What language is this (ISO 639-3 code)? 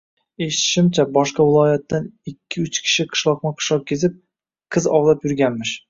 uzb